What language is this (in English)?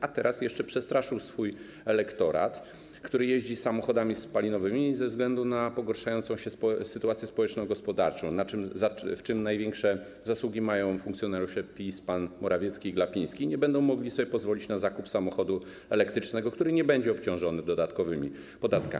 Polish